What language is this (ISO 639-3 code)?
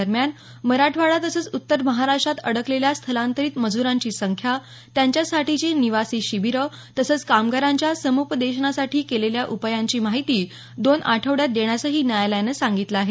mar